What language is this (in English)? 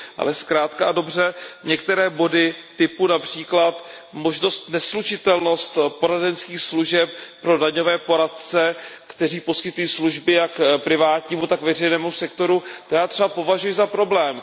Czech